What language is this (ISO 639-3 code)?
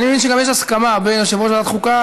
heb